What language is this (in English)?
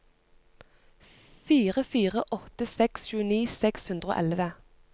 Norwegian